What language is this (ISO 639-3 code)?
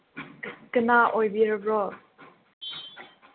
mni